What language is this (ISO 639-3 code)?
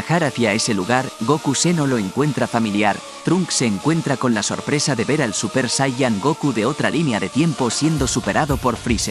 spa